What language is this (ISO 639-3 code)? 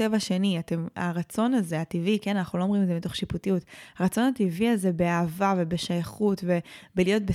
heb